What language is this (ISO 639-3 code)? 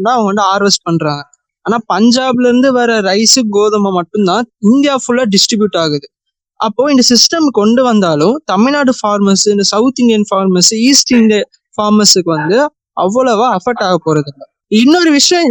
tam